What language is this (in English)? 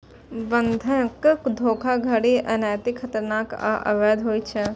Maithili